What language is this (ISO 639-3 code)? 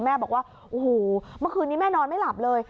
tha